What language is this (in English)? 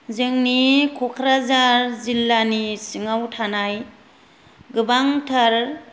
Bodo